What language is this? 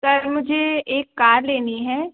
Hindi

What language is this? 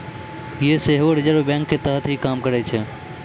Maithili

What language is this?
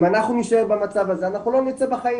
Hebrew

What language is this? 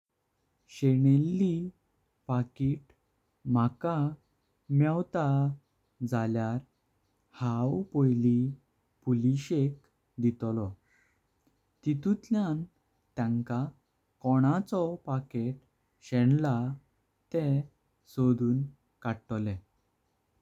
Konkani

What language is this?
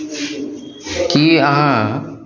Maithili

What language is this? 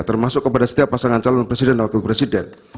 Indonesian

